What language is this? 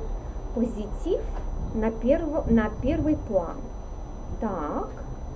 Russian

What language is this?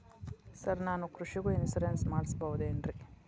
Kannada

